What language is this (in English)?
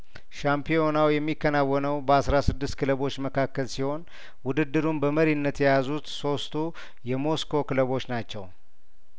Amharic